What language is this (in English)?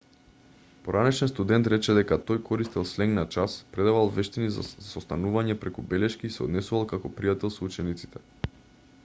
Macedonian